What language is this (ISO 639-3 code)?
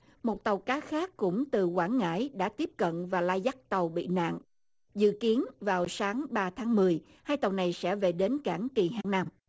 vie